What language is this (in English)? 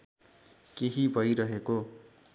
Nepali